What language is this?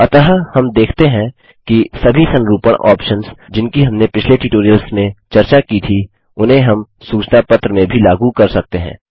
Hindi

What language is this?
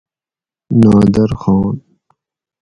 Gawri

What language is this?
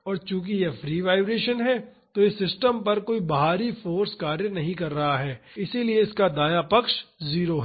Hindi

